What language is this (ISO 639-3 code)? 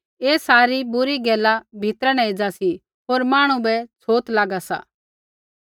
kfx